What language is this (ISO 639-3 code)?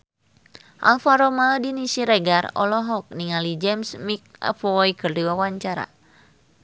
sun